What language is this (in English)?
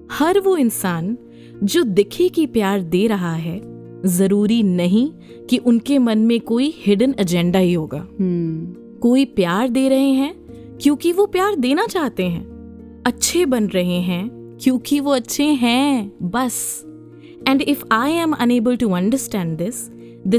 Hindi